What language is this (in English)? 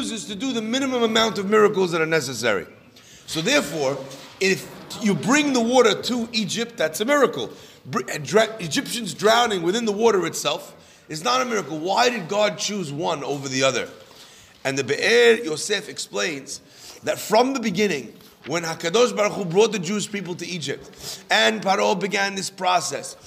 English